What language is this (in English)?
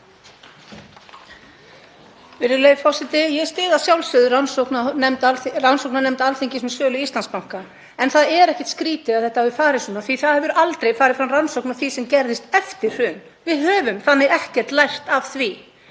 Icelandic